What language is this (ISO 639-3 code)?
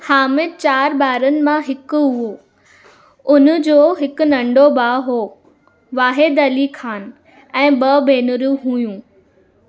snd